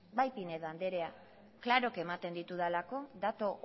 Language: Basque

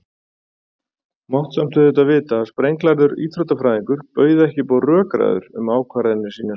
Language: Icelandic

